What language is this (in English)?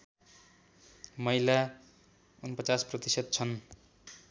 Nepali